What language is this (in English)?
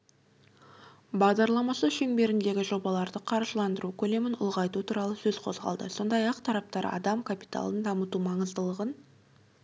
Kazakh